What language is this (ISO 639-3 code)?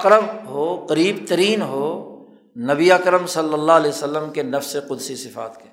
urd